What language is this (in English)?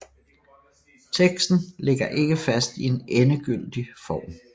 Danish